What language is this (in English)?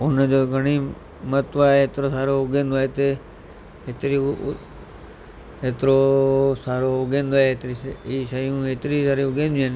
Sindhi